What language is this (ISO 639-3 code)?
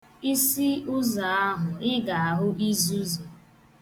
ibo